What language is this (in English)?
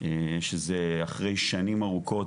Hebrew